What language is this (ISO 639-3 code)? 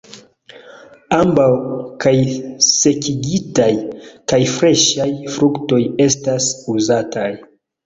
epo